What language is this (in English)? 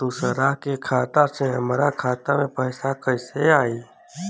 Bhojpuri